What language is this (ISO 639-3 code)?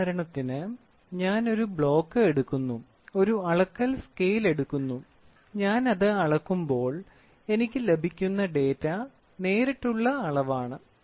mal